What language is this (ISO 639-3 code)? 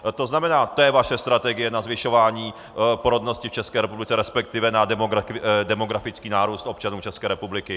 ces